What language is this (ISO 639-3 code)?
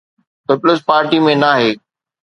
snd